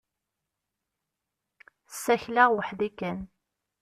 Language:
Kabyle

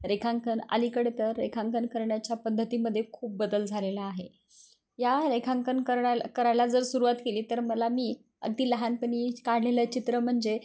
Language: Marathi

